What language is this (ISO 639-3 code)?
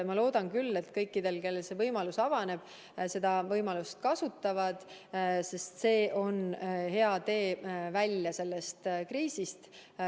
est